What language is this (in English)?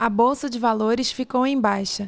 Portuguese